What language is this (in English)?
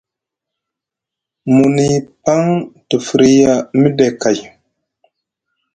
Musgu